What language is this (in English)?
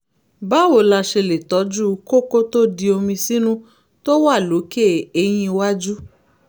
Yoruba